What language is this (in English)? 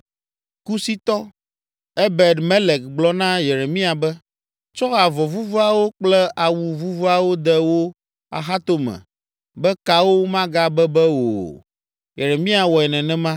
Ewe